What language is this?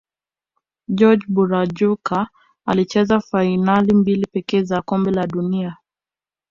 Swahili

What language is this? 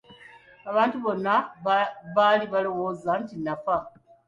Ganda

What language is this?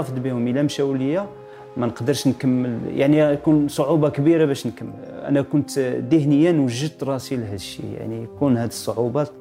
Arabic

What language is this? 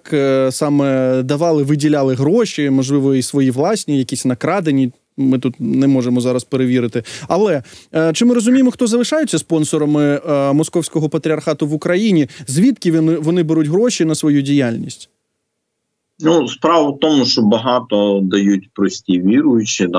Ukrainian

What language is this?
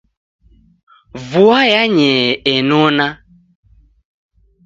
Taita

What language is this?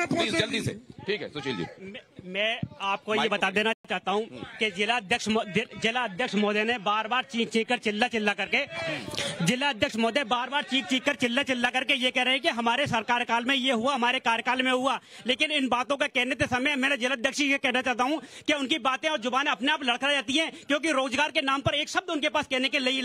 Hindi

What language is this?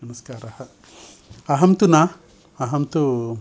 Sanskrit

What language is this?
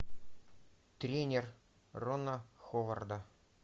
Russian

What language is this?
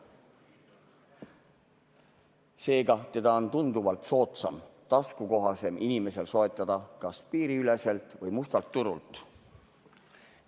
Estonian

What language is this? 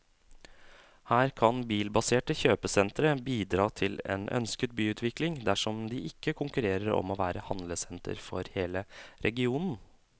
Norwegian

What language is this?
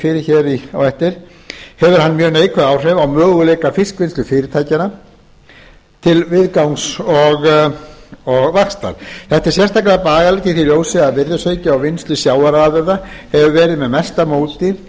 Icelandic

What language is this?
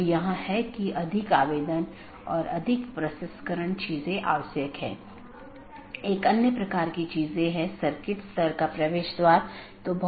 Hindi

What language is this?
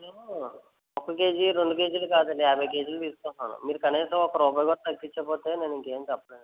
Telugu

